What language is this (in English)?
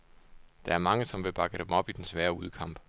Danish